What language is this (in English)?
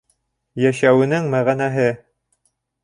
Bashkir